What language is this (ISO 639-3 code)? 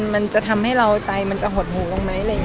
tha